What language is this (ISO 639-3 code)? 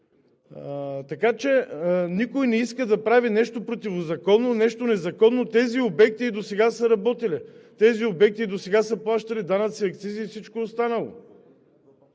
bul